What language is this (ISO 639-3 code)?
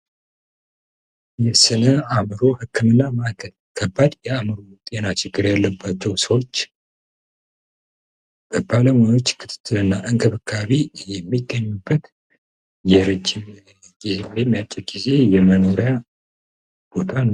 amh